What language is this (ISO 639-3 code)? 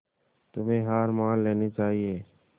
hin